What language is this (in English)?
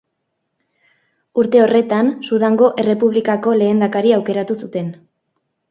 Basque